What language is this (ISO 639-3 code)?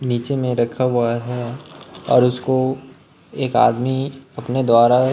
hin